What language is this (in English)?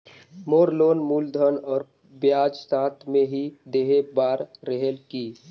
Chhattisgarhi